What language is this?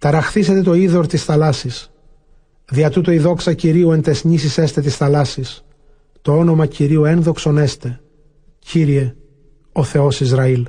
Greek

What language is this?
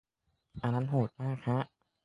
Thai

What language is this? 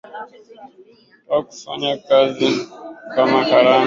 Swahili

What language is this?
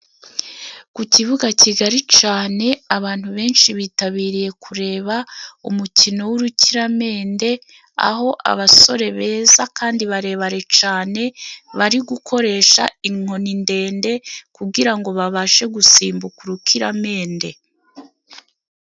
Kinyarwanda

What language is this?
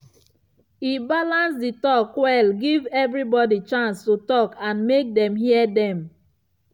Nigerian Pidgin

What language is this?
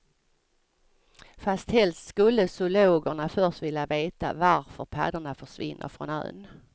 Swedish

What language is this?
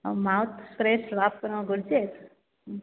Sindhi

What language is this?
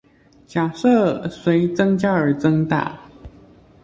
Chinese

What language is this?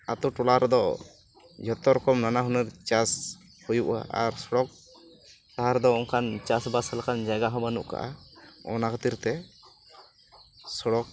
Santali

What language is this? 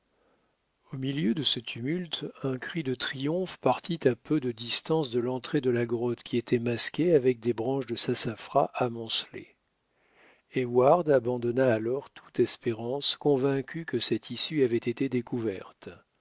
French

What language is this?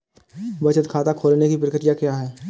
Hindi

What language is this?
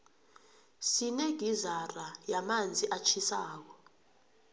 South Ndebele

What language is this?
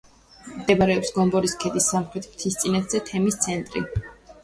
Georgian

